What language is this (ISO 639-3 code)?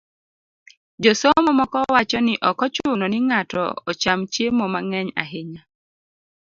luo